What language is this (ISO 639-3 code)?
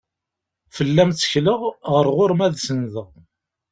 kab